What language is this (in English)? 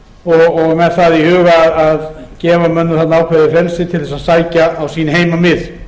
Icelandic